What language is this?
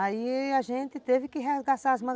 Portuguese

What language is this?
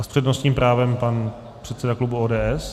Czech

